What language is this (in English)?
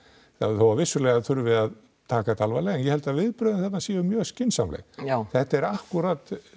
Icelandic